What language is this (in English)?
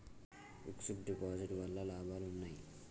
Telugu